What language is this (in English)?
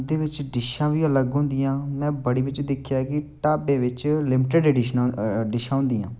Dogri